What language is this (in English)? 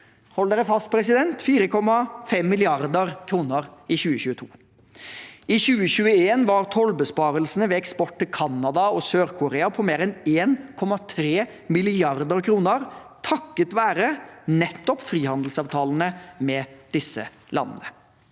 Norwegian